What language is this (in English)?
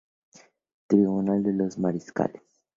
Spanish